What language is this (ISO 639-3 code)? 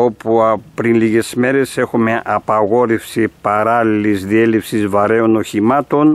ell